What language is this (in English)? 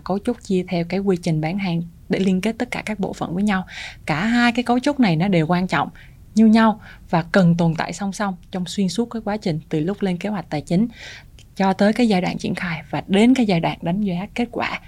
Vietnamese